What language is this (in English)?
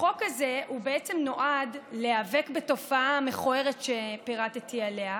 Hebrew